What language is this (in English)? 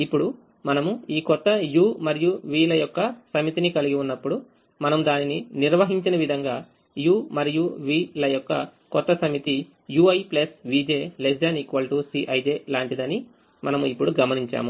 Telugu